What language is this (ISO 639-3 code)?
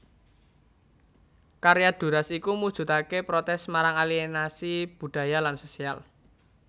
jav